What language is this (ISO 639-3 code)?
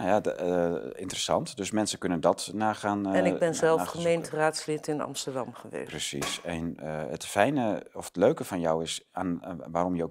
nld